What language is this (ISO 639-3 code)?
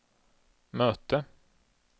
swe